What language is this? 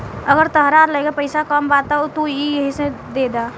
Bhojpuri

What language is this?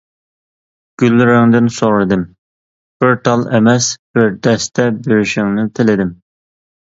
Uyghur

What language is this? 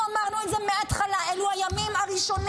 Hebrew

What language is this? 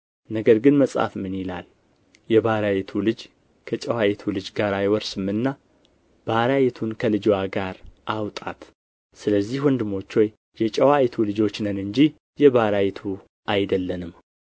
Amharic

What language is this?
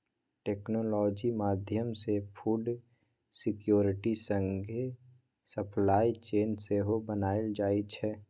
Maithili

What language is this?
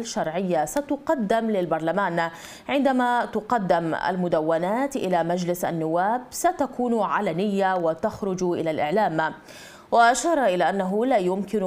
Arabic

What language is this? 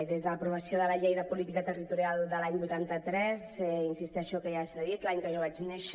Catalan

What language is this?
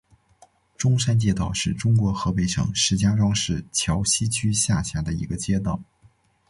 Chinese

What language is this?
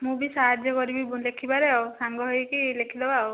Odia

